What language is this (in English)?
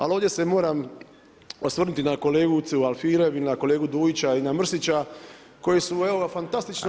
Croatian